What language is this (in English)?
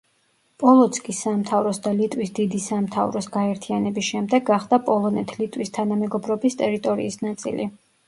Georgian